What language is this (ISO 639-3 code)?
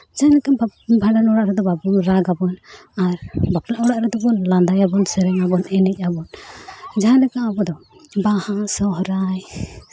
sat